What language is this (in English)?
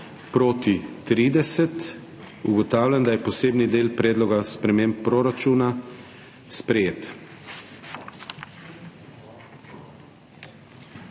Slovenian